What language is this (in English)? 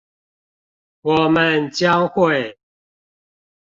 Chinese